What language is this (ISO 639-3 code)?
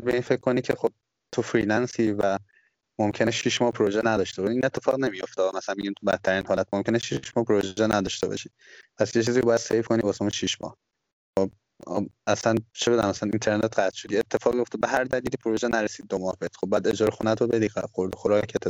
fas